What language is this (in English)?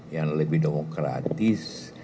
Indonesian